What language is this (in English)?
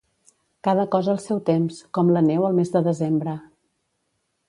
Catalan